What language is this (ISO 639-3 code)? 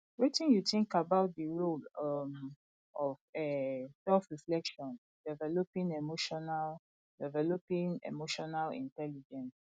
pcm